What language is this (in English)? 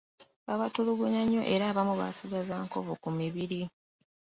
Ganda